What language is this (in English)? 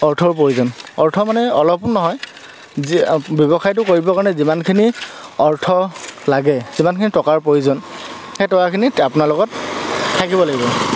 Assamese